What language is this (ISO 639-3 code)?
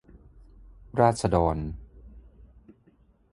tha